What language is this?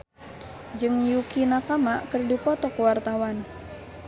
Sundanese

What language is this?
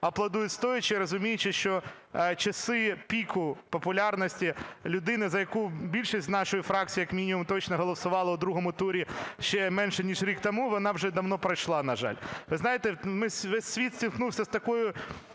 Ukrainian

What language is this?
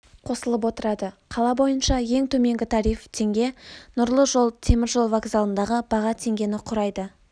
Kazakh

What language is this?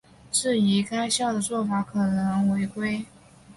Chinese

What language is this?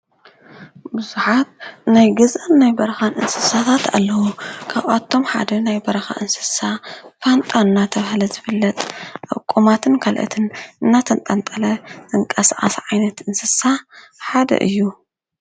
Tigrinya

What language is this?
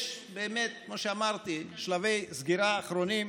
Hebrew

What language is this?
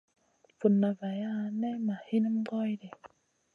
Masana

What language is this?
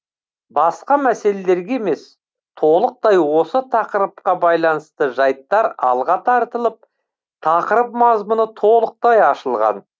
Kazakh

